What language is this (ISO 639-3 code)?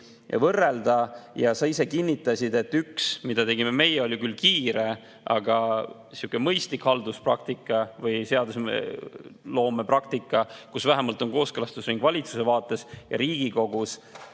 est